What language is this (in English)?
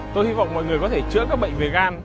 Vietnamese